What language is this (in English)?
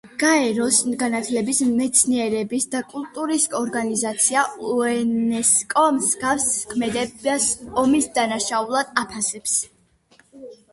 Georgian